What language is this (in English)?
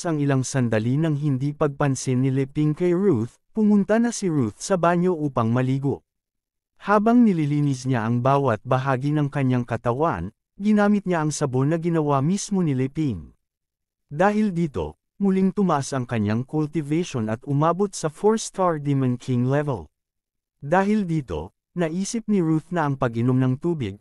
Filipino